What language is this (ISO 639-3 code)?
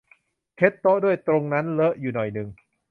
tha